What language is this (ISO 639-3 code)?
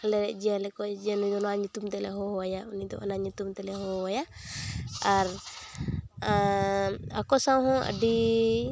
sat